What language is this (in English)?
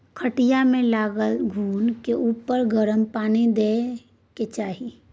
Maithili